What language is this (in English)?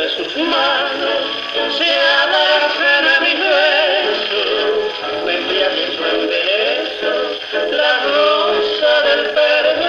Portuguese